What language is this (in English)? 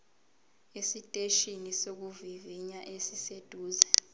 Zulu